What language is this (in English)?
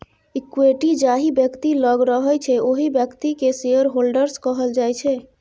Maithili